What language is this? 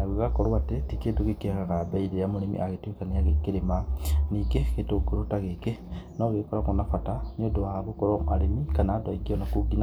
Kikuyu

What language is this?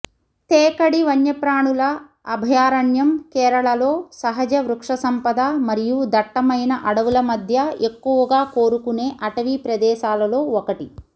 Telugu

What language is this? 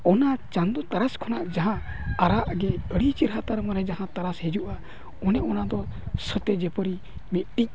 Santali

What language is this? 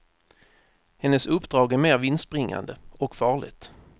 Swedish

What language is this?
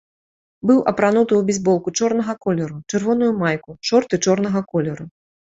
Belarusian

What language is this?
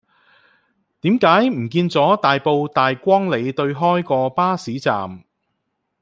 Cantonese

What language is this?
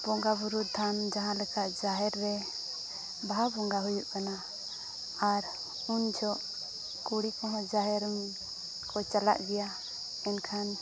Santali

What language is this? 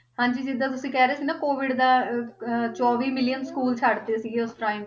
Punjabi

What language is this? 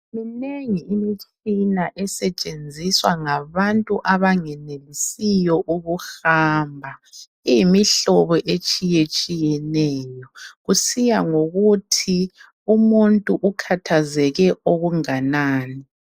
North Ndebele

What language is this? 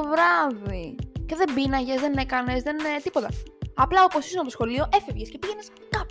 Greek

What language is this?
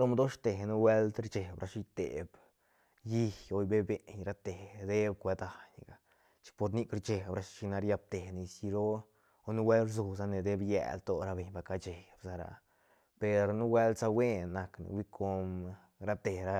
Santa Catarina Albarradas Zapotec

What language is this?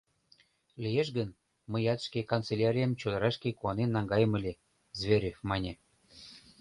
Mari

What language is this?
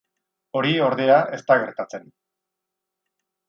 Basque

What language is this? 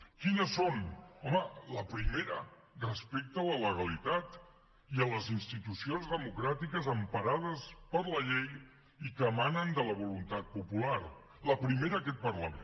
Catalan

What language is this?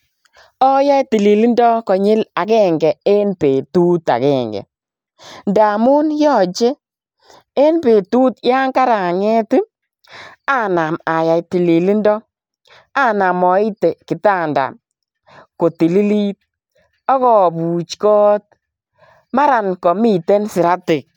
Kalenjin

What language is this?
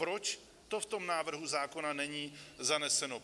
Czech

